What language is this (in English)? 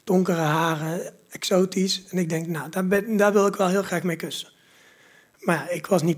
Dutch